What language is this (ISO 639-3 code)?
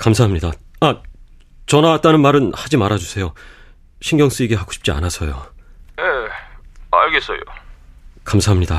kor